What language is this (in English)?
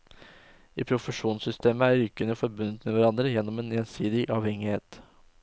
Norwegian